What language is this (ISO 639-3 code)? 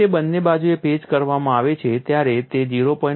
guj